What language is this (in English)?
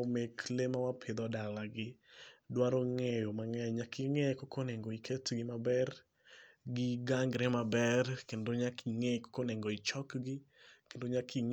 Luo (Kenya and Tanzania)